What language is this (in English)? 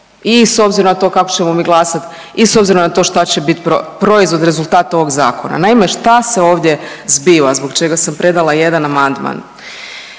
Croatian